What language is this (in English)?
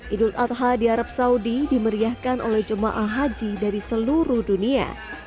Indonesian